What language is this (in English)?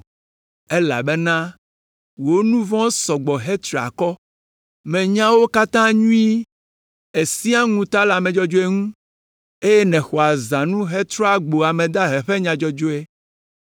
Ewe